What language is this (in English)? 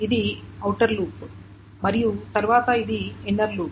Telugu